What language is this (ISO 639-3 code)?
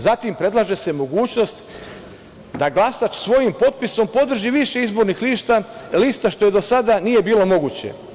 srp